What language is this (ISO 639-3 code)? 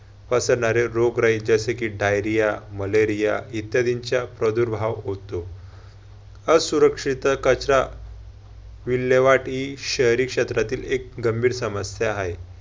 mar